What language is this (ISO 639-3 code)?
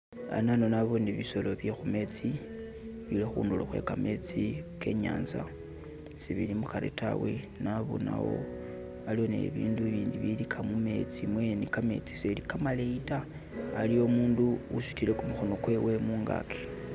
myx